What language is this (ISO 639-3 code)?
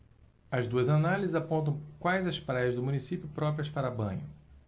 por